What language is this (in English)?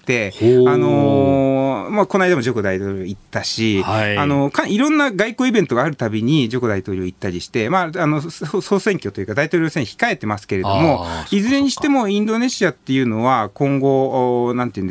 Japanese